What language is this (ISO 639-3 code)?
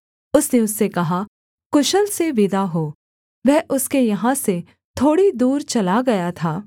hin